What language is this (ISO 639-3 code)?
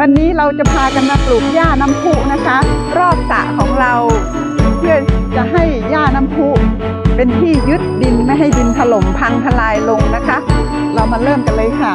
tha